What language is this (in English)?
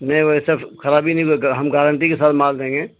Urdu